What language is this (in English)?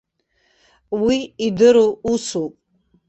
Abkhazian